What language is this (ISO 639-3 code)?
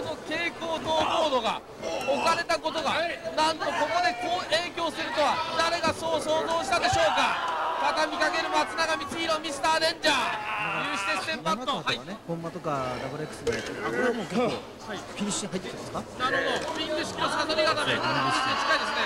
jpn